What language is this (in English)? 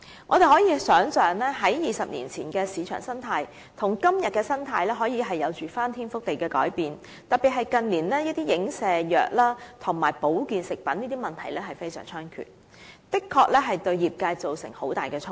Cantonese